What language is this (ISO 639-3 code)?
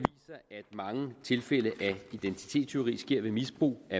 dan